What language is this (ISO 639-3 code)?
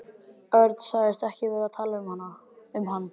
isl